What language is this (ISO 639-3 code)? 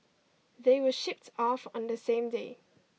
eng